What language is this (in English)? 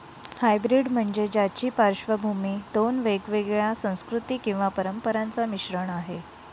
Marathi